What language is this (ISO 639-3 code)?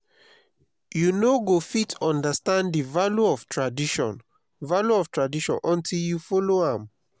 pcm